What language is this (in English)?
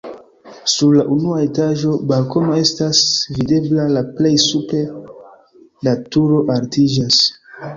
Esperanto